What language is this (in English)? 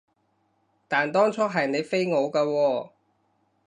Cantonese